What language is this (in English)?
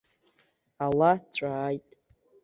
Abkhazian